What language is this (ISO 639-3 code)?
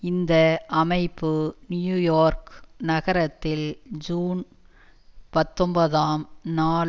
tam